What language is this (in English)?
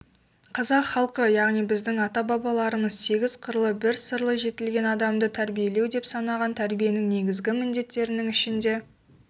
Kazakh